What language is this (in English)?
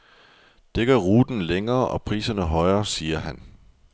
Danish